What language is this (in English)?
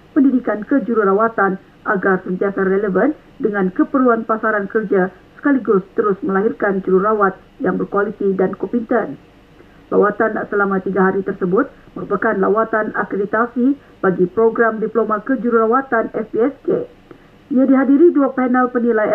Malay